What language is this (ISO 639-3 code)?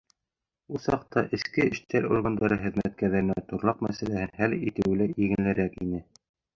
bak